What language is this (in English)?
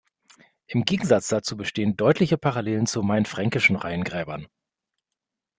German